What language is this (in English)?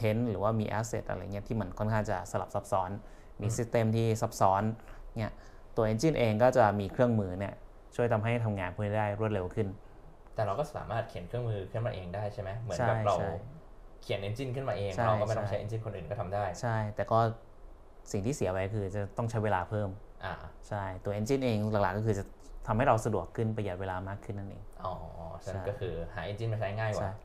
Thai